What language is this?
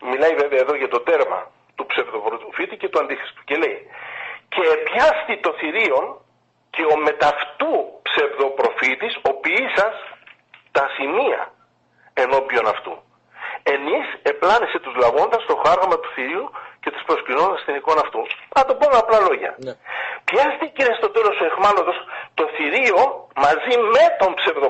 Greek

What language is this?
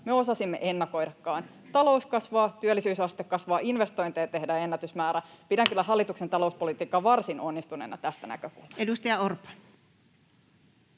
Finnish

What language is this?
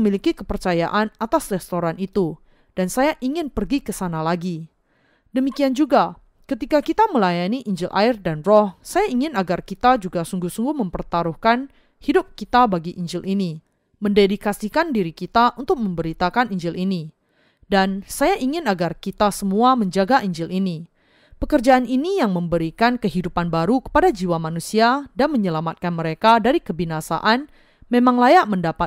Indonesian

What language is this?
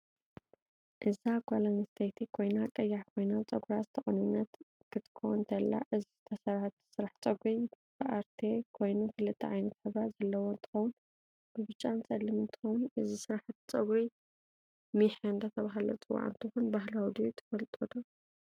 Tigrinya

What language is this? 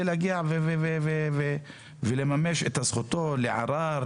Hebrew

